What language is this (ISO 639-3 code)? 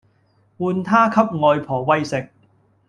yue